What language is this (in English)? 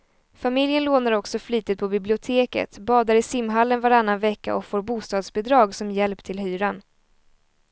Swedish